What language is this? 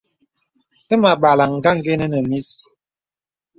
Bebele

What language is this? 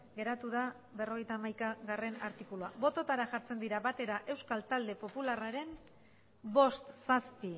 Basque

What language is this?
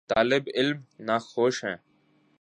Urdu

